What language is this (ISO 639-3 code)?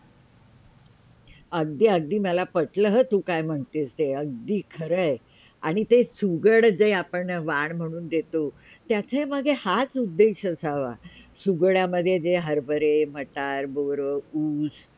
mar